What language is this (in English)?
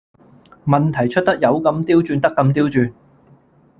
Cantonese